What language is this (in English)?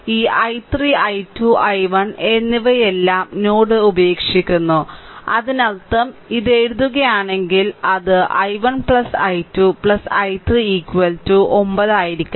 Malayalam